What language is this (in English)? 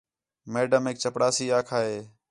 Khetrani